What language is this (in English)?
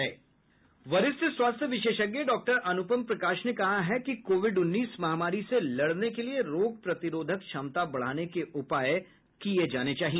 Hindi